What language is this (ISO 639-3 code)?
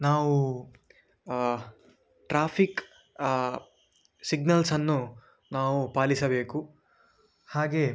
kan